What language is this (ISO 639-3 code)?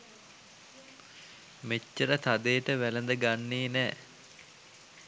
sin